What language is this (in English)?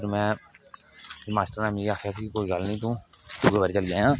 Dogri